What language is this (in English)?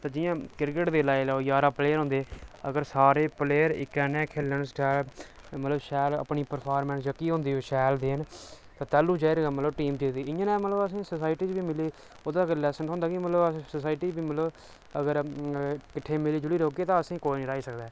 Dogri